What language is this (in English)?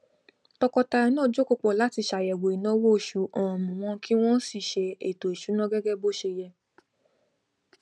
Yoruba